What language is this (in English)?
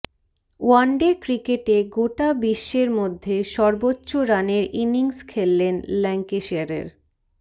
Bangla